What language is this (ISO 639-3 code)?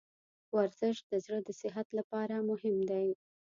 pus